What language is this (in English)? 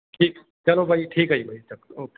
Punjabi